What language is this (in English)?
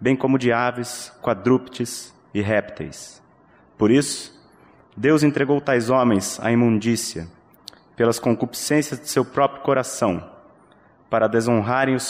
Portuguese